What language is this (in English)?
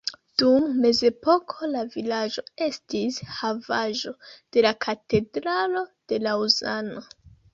Esperanto